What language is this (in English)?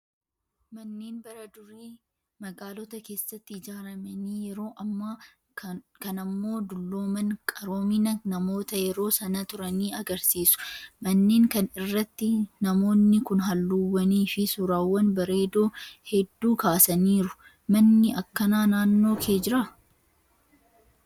Oromo